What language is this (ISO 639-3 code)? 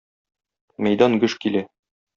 tat